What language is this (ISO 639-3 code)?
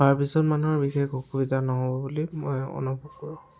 asm